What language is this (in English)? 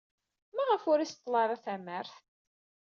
Kabyle